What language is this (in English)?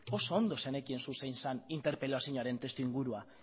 Basque